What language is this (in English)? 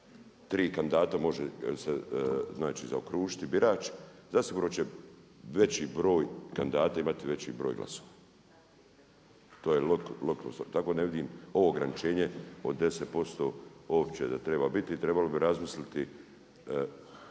Croatian